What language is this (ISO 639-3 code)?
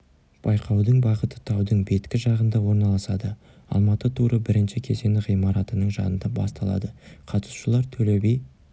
kaz